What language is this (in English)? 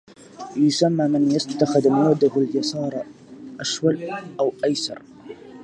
Arabic